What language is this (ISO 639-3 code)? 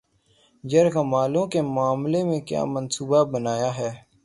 urd